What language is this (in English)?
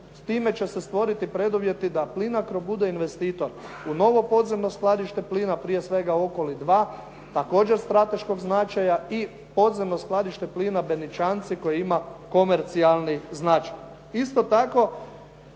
Croatian